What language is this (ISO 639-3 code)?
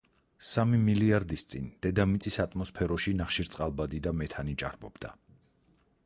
kat